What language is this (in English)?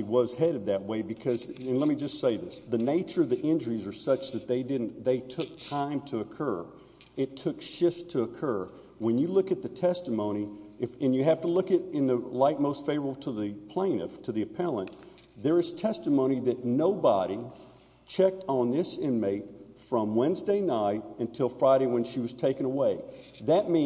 English